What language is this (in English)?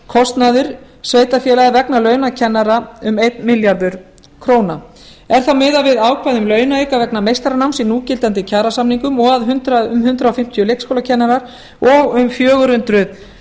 Icelandic